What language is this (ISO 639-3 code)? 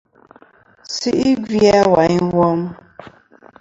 bkm